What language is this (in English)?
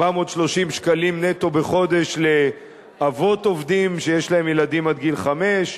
Hebrew